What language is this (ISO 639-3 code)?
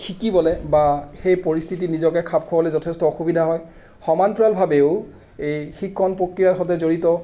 asm